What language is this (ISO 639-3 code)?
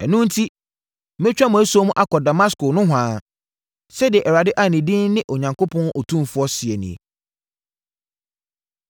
aka